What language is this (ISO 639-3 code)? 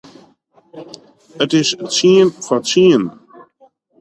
fry